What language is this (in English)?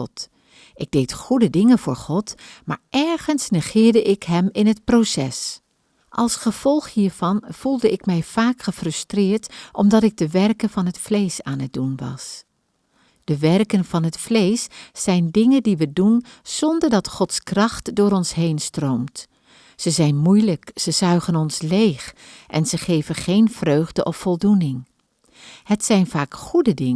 Dutch